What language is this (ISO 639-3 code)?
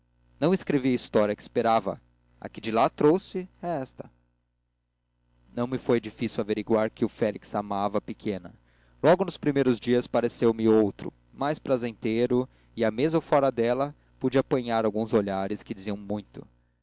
por